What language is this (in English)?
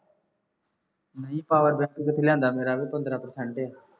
Punjabi